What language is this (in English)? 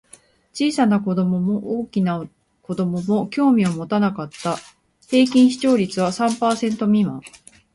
Japanese